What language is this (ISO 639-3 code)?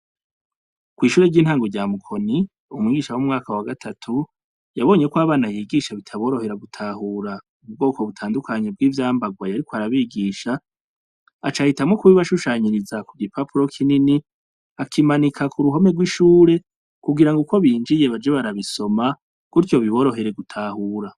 run